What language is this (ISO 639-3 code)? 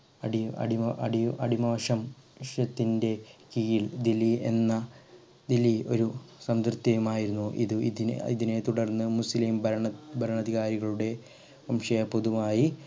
mal